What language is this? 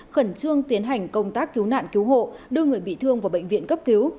Vietnamese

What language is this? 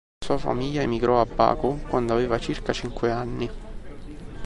Italian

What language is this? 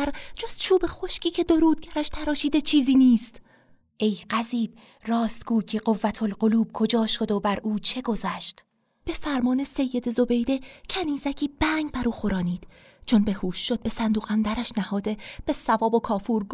Persian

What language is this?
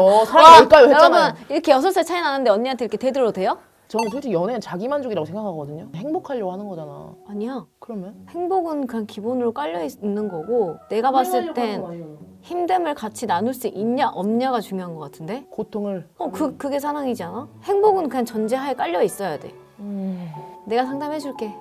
Korean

